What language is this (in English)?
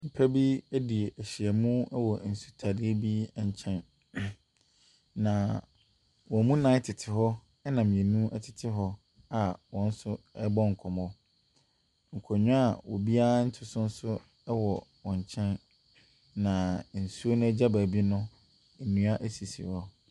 Akan